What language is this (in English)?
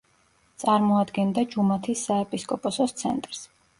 Georgian